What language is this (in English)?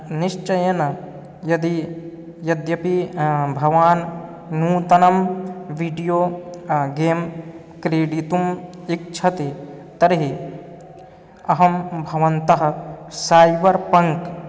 Sanskrit